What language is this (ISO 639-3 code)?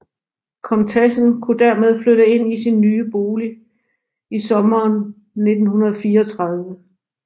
dan